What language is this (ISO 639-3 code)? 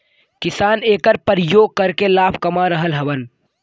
bho